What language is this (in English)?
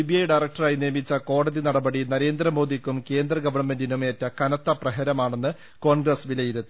Malayalam